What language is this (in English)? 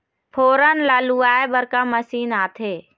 Chhattisgarhi